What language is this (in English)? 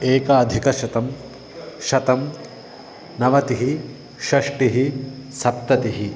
Sanskrit